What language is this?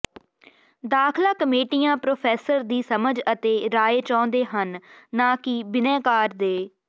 Punjabi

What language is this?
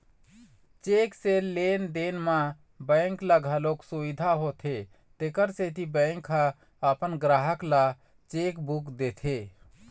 Chhattisgarhi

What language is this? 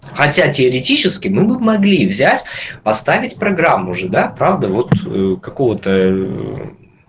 Russian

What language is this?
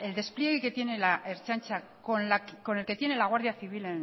Spanish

